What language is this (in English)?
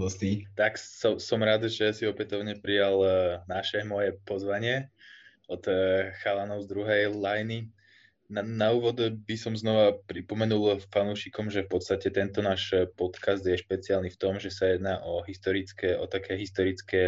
Slovak